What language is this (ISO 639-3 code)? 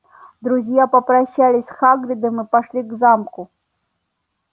rus